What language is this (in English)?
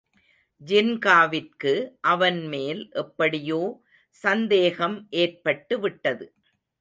Tamil